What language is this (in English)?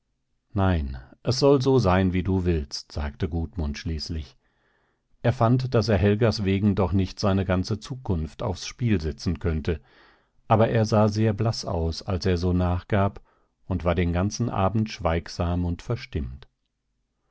German